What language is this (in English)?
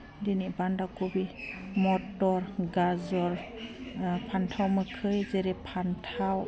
Bodo